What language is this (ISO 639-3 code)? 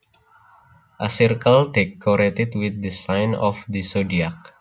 jav